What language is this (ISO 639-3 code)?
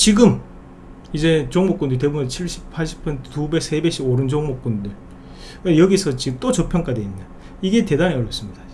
kor